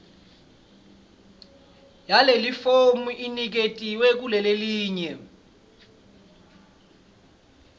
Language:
Swati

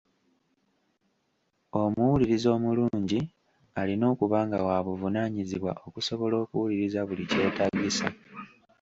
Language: Ganda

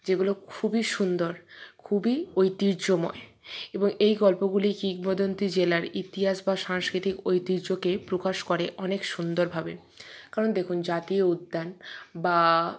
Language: Bangla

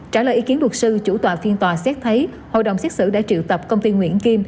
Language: Vietnamese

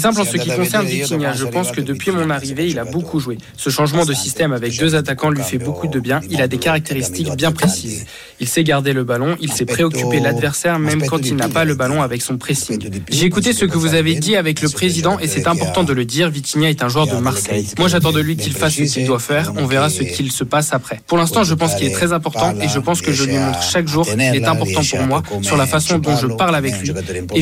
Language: French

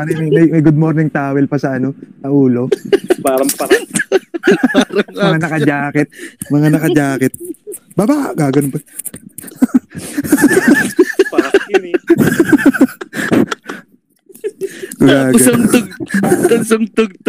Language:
Filipino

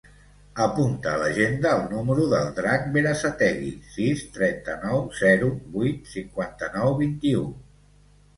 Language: Catalan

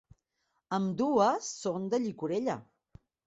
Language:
Catalan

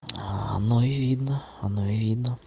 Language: Russian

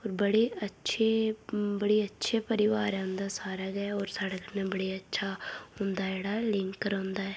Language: Dogri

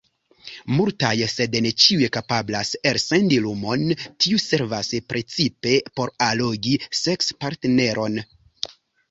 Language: Esperanto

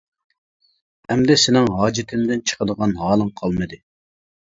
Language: Uyghur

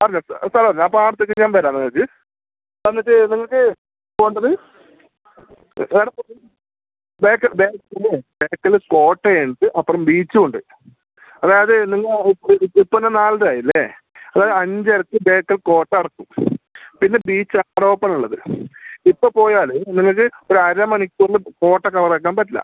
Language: Malayalam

